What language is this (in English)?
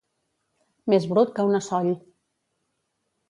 Catalan